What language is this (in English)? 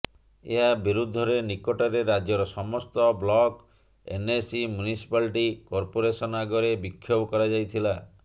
Odia